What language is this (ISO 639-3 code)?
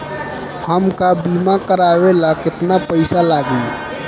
bho